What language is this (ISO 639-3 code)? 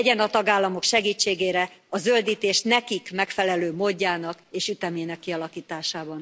hun